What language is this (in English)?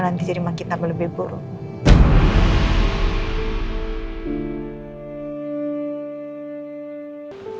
Indonesian